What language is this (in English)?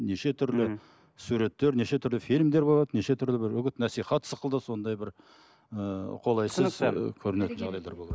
Kazakh